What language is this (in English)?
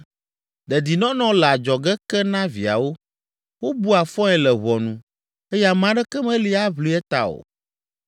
Ewe